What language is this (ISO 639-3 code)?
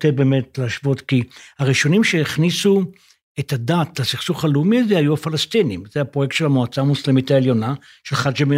heb